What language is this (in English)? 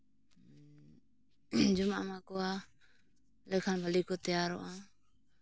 Santali